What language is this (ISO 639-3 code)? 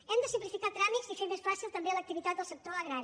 cat